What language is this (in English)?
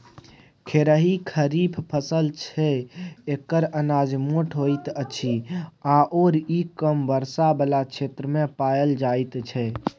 Maithili